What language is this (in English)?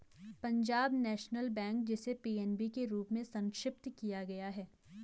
Hindi